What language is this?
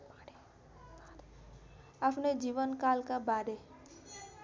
Nepali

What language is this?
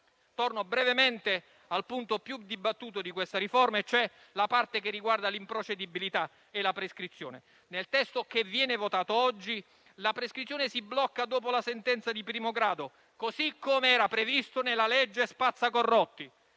Italian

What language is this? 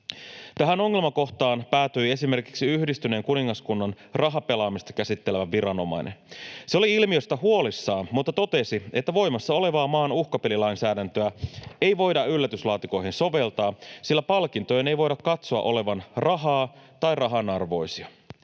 Finnish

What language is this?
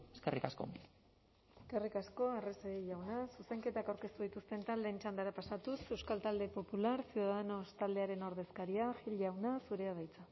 Basque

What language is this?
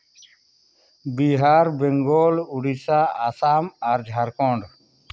Santali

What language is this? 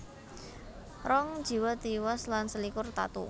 Javanese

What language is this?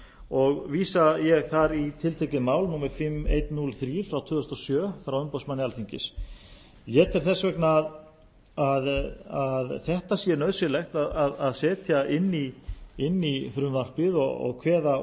Icelandic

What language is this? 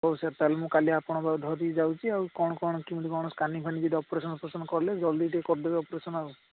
Odia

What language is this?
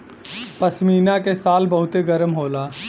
Bhojpuri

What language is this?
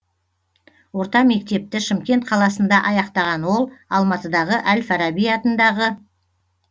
Kazakh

